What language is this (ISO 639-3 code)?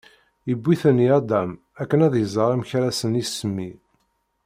kab